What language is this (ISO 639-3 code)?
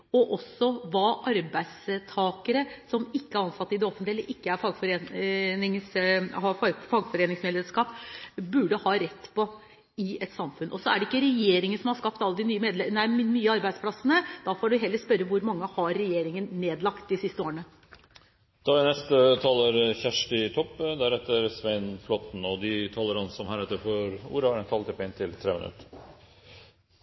nor